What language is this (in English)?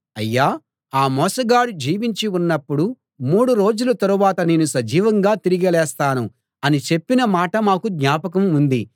Telugu